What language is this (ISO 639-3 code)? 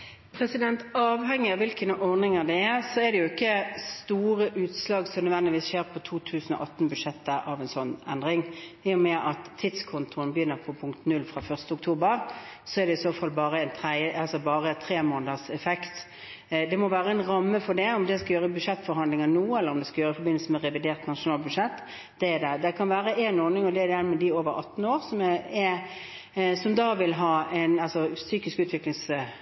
nob